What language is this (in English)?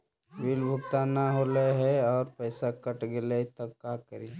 Magahi